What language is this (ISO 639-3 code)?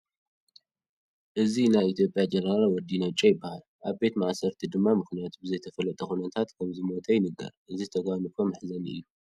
tir